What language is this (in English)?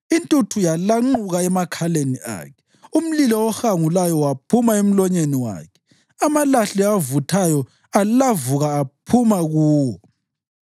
North Ndebele